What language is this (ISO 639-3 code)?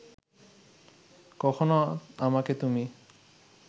ben